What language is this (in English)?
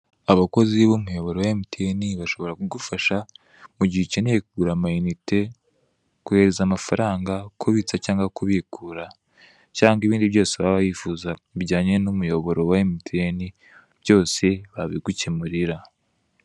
Kinyarwanda